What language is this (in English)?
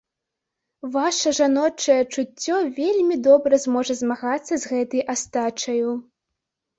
Belarusian